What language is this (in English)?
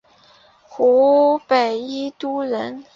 Chinese